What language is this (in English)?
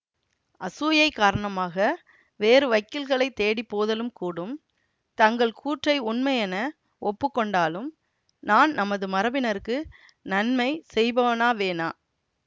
Tamil